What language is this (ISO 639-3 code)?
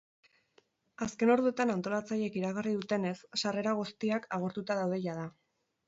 eus